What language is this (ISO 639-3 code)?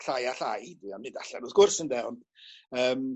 cym